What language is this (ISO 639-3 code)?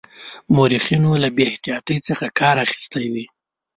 pus